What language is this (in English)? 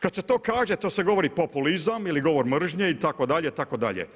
Croatian